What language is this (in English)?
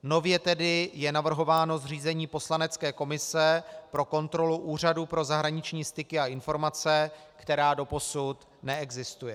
Czech